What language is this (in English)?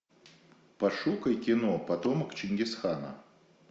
Russian